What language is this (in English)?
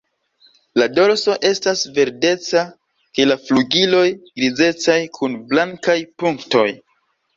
Esperanto